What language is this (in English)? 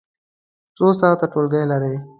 Pashto